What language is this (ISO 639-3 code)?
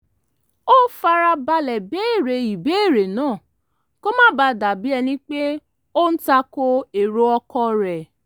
yor